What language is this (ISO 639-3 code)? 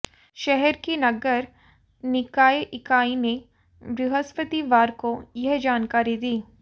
hin